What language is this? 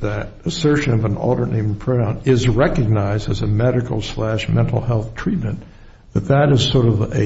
English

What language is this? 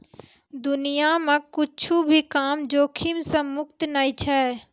Maithili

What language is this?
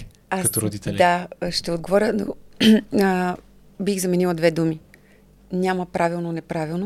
Bulgarian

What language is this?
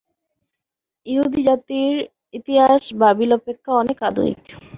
Bangla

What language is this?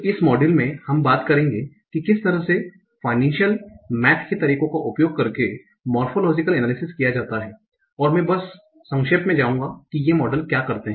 Hindi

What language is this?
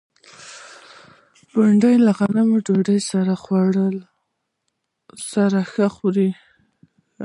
Pashto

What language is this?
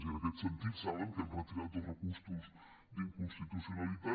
Catalan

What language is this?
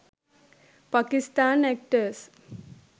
Sinhala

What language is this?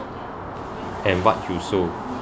English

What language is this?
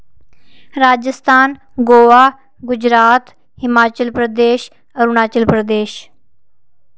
Dogri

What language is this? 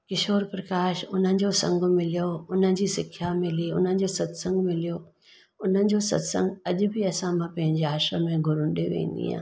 Sindhi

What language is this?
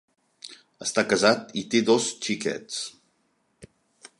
Catalan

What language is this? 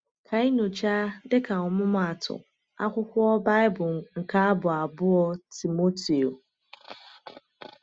Igbo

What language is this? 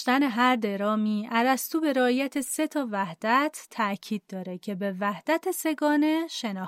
Persian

